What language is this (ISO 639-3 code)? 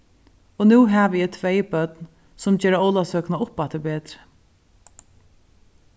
fao